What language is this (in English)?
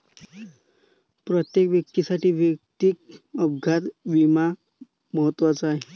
Marathi